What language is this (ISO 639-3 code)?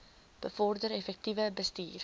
afr